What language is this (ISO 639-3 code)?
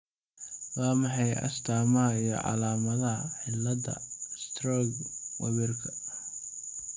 som